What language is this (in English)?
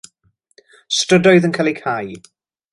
Welsh